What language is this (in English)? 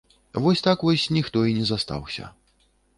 Belarusian